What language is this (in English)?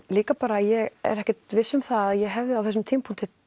Icelandic